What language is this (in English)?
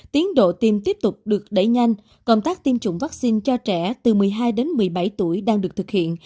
Vietnamese